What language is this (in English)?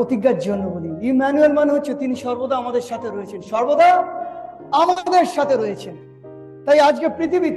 Bangla